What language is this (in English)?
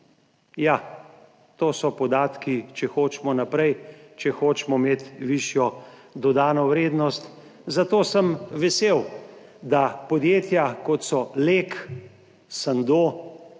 Slovenian